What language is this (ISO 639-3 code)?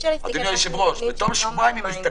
heb